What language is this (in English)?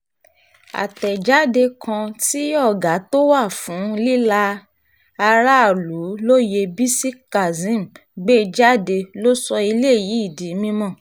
Yoruba